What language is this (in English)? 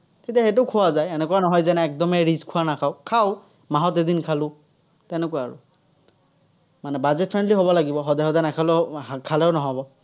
Assamese